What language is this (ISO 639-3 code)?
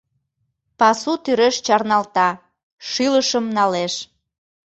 chm